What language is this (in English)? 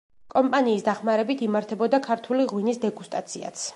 Georgian